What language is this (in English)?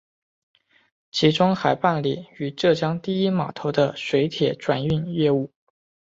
Chinese